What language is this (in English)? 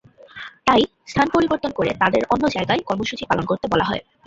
Bangla